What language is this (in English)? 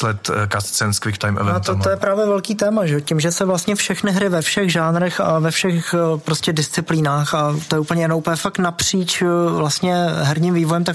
Czech